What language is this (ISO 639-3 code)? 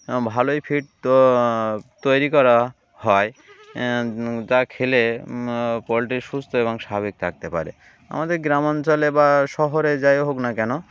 ben